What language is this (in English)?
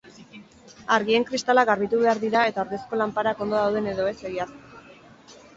Basque